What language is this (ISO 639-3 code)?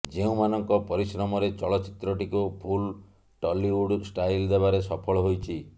ori